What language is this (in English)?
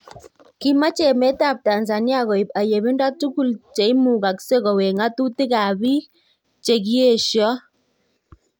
Kalenjin